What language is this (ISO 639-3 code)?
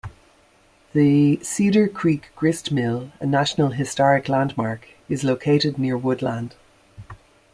eng